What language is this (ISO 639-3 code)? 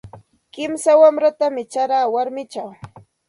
qxt